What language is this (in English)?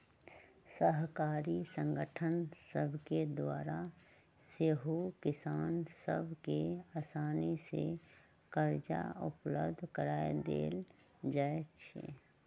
Magahi